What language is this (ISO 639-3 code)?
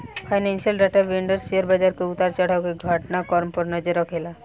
bho